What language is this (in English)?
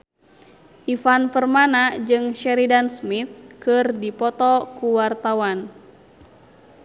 Sundanese